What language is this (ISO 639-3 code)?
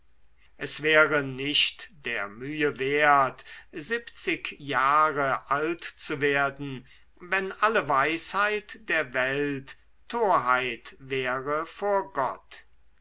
deu